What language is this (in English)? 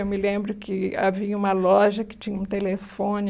Portuguese